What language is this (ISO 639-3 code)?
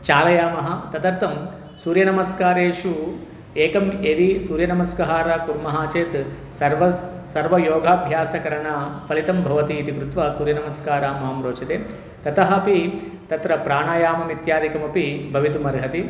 san